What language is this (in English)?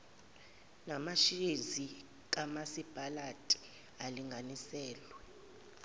Zulu